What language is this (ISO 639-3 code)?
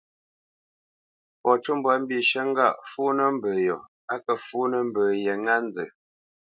bce